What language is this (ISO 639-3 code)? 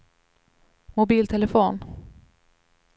swe